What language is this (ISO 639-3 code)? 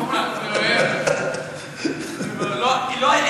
heb